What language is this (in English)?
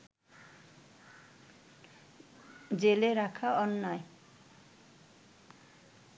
Bangla